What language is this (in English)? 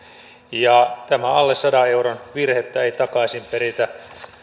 Finnish